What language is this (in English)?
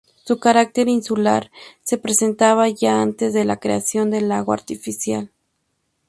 Spanish